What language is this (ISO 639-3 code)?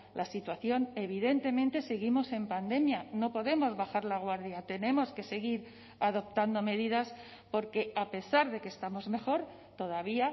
spa